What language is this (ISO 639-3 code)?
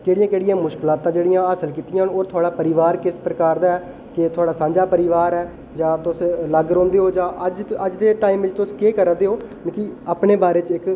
doi